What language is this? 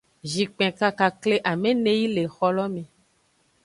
Aja (Benin)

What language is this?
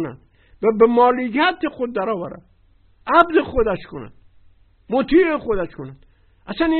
Persian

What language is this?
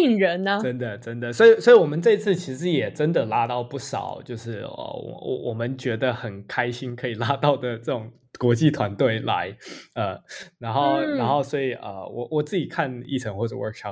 Chinese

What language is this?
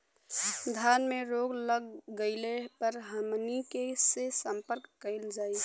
Bhojpuri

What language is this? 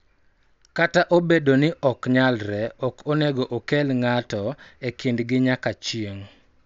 Luo (Kenya and Tanzania)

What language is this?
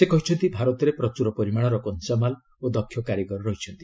Odia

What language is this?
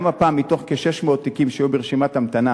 Hebrew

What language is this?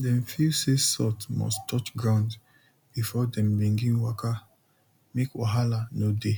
Nigerian Pidgin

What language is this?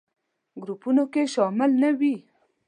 Pashto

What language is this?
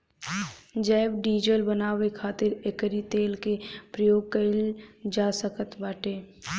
Bhojpuri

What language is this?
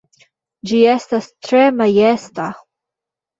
Esperanto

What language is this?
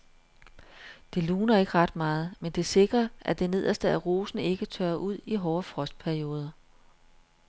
Danish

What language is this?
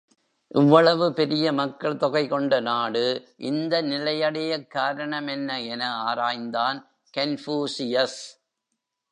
Tamil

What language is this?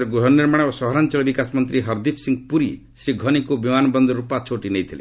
Odia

